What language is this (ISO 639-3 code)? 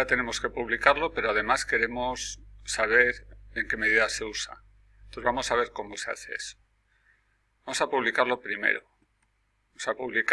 spa